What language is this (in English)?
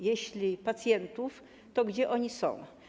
Polish